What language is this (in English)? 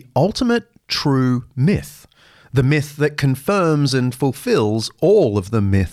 English